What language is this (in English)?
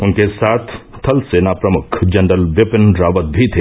Hindi